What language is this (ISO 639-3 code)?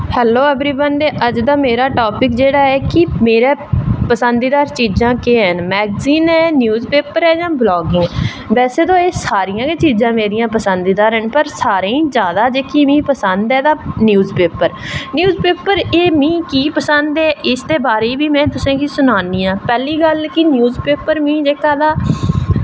doi